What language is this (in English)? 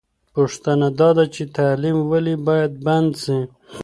Pashto